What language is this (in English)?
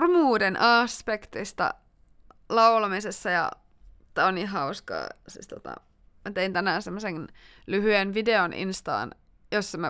Finnish